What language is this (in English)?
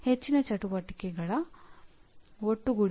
Kannada